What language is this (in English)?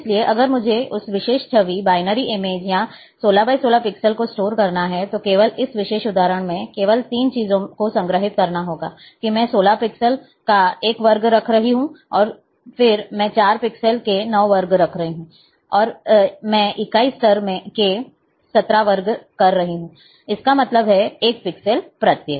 Hindi